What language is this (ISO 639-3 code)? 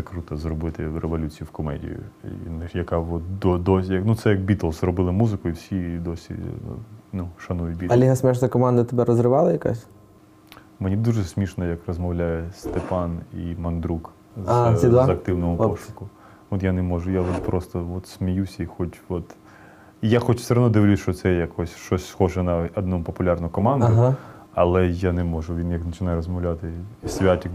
ukr